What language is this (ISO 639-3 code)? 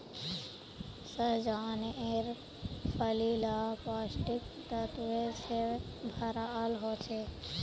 mag